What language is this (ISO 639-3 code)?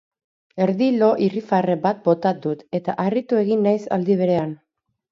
eus